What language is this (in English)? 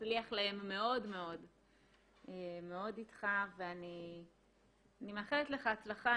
Hebrew